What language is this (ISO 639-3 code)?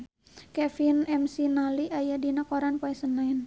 sun